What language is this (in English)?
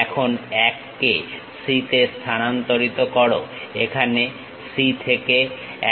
Bangla